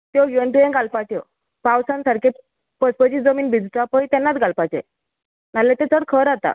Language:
Konkani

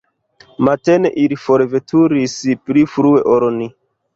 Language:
Esperanto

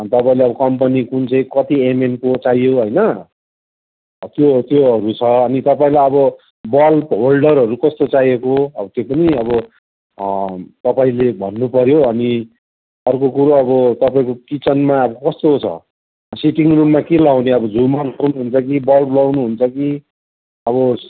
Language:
Nepali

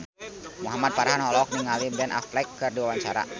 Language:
Sundanese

